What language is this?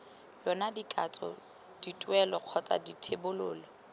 Tswana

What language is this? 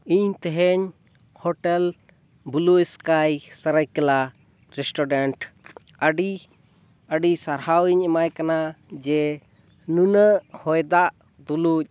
Santali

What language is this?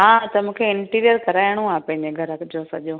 Sindhi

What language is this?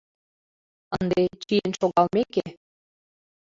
Mari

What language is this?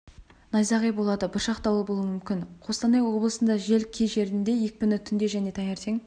Kazakh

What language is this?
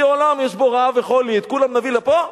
Hebrew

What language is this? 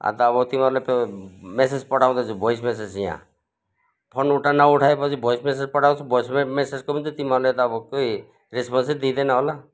Nepali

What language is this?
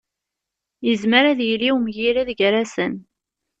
Kabyle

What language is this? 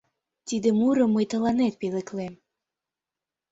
Mari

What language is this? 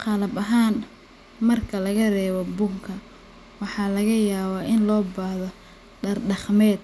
Somali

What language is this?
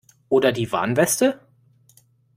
German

